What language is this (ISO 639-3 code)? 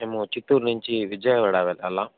tel